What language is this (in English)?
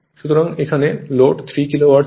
Bangla